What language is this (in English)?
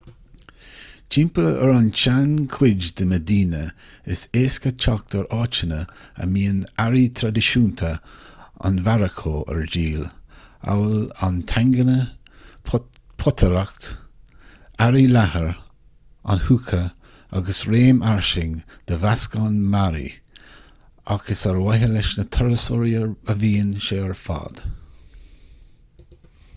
Irish